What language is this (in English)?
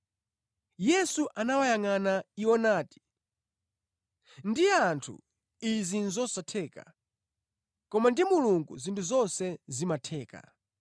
Nyanja